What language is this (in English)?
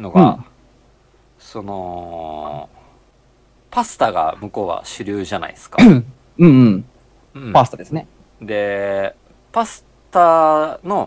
Japanese